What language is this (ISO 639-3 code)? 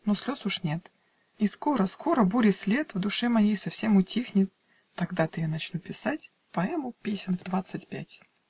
rus